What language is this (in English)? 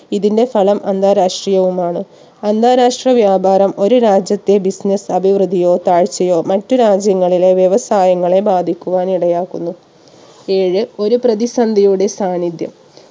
Malayalam